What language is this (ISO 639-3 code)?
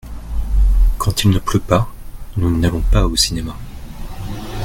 fra